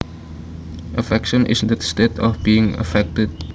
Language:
Javanese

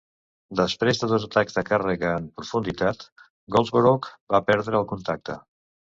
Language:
Catalan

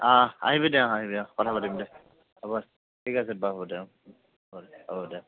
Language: Assamese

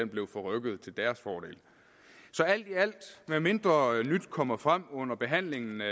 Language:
Danish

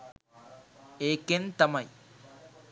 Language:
Sinhala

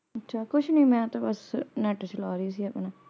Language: Punjabi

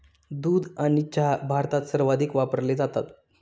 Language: Marathi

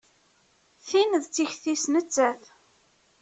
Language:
Kabyle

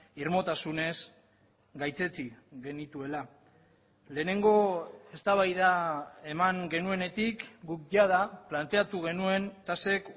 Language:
Basque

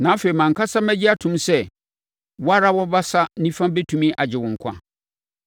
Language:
Akan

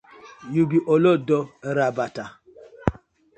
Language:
Nigerian Pidgin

